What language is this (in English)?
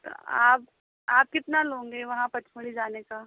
Hindi